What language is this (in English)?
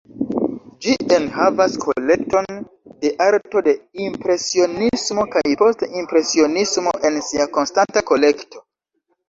Esperanto